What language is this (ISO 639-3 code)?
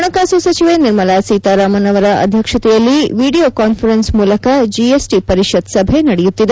kan